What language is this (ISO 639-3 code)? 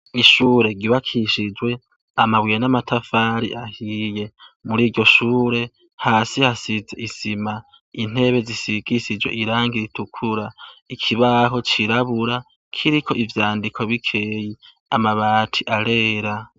run